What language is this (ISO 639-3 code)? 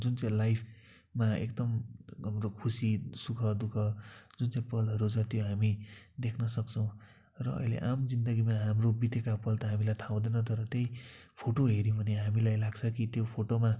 nep